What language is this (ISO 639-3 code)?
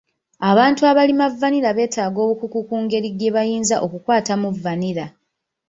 lug